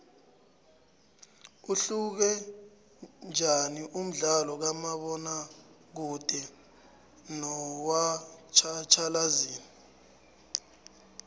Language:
South Ndebele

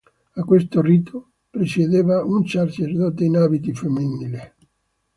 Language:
Italian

